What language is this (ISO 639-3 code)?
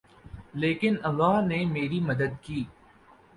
urd